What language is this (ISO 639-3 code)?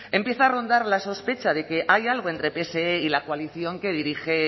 spa